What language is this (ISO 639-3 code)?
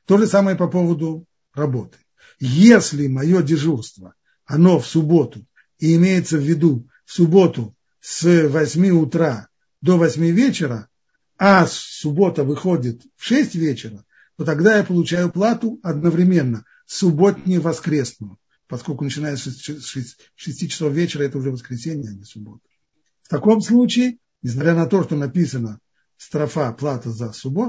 rus